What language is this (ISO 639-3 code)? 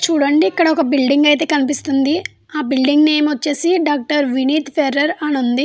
tel